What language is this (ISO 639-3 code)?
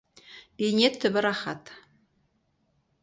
kaz